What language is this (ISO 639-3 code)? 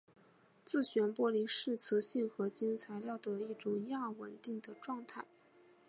zho